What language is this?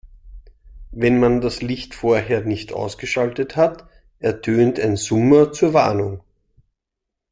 German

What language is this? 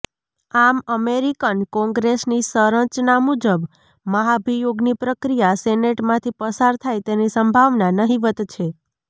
Gujarati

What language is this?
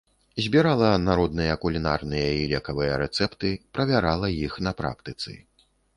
Belarusian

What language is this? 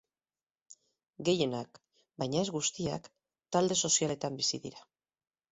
Basque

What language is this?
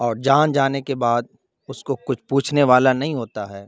Urdu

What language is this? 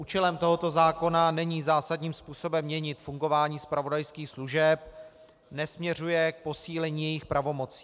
Czech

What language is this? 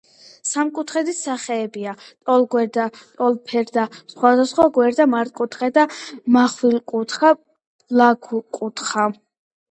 Georgian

